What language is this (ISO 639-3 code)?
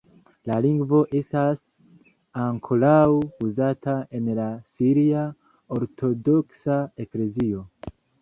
epo